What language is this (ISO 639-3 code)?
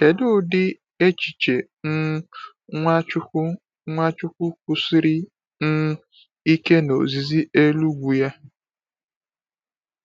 ibo